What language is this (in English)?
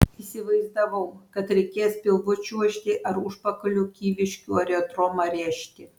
Lithuanian